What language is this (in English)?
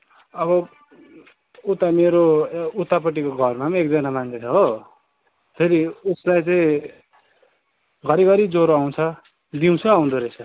Nepali